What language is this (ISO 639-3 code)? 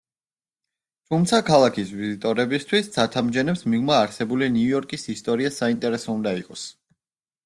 kat